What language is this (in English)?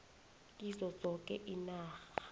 South Ndebele